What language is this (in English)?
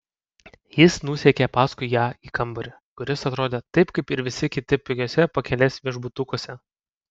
Lithuanian